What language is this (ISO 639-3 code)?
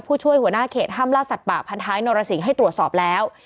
tha